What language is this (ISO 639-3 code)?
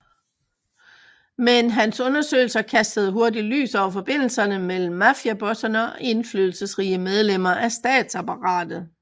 dan